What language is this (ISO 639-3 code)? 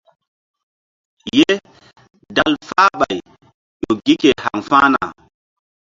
mdd